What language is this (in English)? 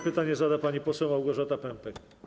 Polish